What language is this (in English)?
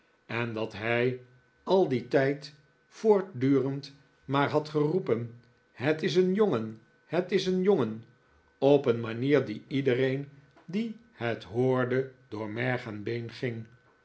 Dutch